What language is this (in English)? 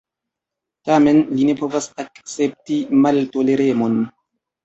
Esperanto